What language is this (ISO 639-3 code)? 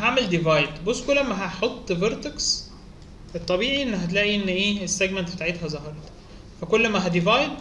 ara